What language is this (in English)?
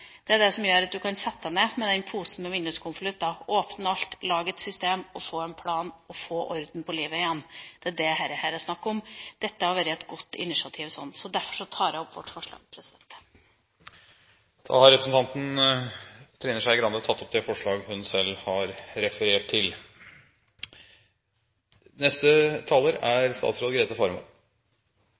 Norwegian